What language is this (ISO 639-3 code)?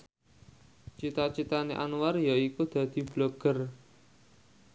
jav